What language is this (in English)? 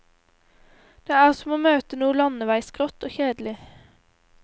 Norwegian